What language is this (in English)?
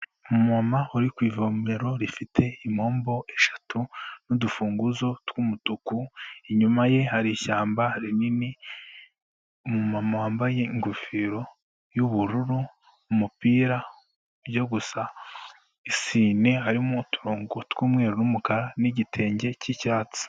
Kinyarwanda